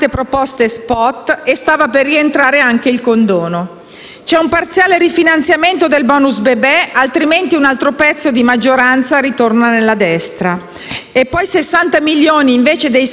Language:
Italian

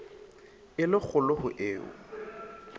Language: Southern Sotho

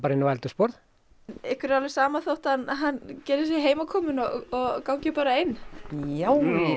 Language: Icelandic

